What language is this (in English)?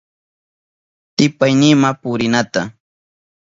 Southern Pastaza Quechua